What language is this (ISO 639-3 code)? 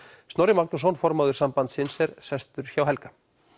isl